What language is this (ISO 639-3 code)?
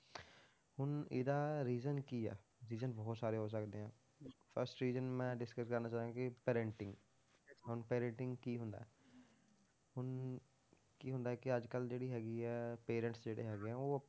pan